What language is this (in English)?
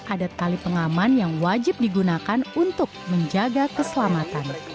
Indonesian